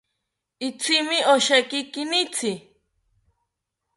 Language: South Ucayali Ashéninka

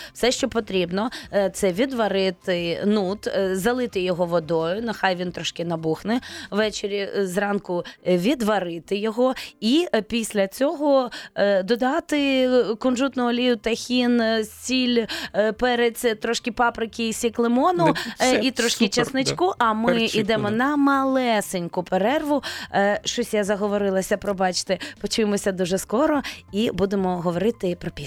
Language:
Ukrainian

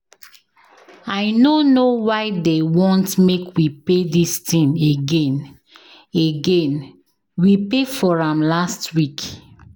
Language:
Nigerian Pidgin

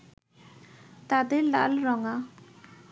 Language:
Bangla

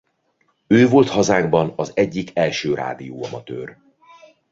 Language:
Hungarian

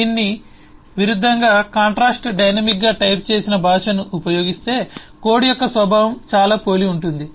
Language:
Telugu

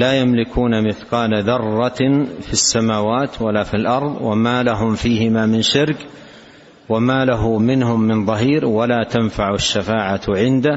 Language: Arabic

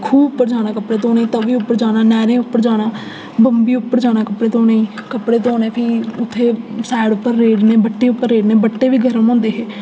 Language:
Dogri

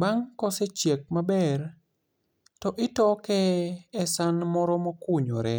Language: Luo (Kenya and Tanzania)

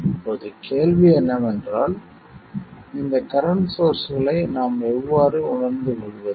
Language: Tamil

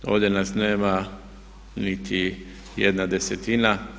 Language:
Croatian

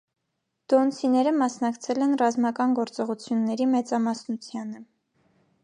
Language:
Armenian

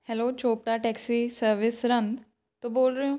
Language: Punjabi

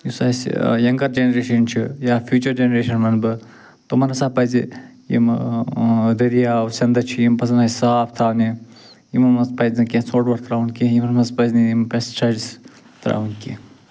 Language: Kashmiri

